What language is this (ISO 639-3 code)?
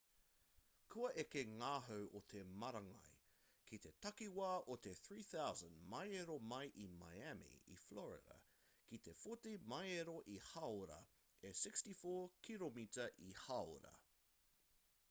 mri